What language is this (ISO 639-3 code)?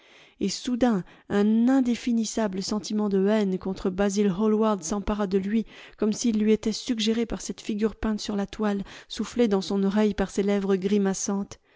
fra